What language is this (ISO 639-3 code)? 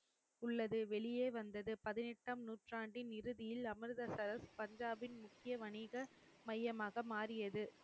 tam